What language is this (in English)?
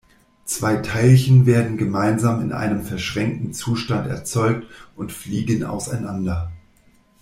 German